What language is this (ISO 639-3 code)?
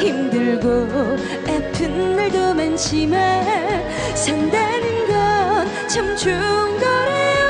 kor